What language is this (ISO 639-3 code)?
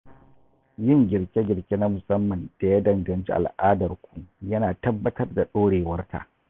hau